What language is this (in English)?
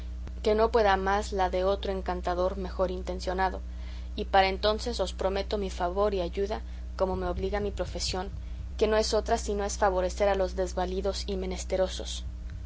Spanish